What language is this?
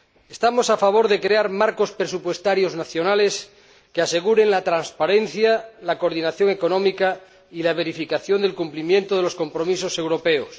Spanish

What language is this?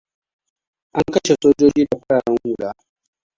Hausa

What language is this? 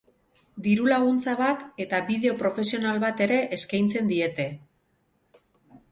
Basque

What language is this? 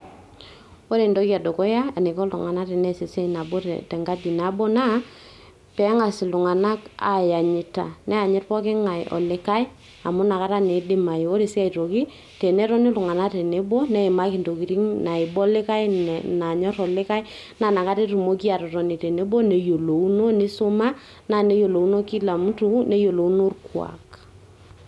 Masai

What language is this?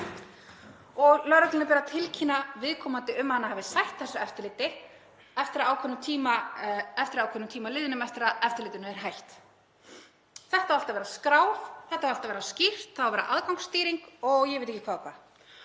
Icelandic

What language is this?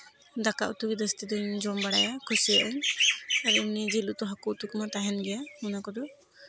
Santali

